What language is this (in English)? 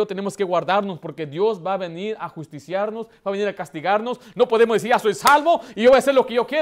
Spanish